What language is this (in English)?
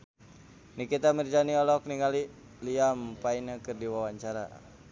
Sundanese